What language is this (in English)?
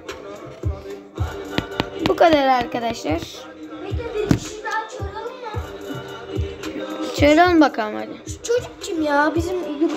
Turkish